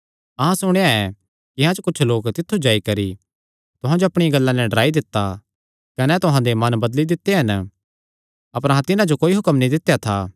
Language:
Kangri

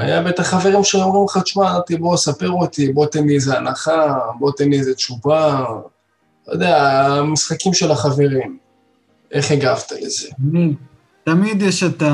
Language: Hebrew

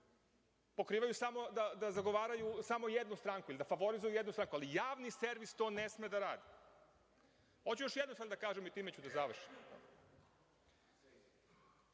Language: Serbian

